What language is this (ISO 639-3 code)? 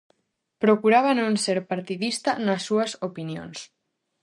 glg